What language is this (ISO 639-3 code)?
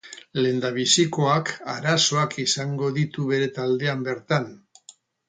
eus